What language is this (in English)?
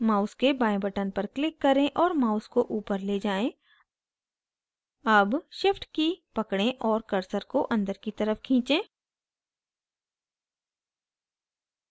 Hindi